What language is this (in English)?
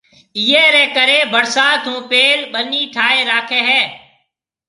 Marwari (Pakistan)